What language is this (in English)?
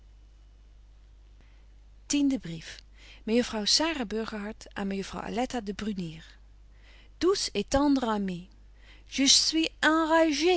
Dutch